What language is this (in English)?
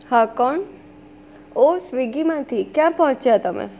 Gujarati